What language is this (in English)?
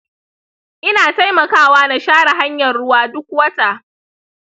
Hausa